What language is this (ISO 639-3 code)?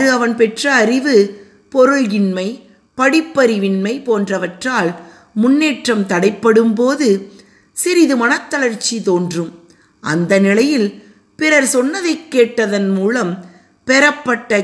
tam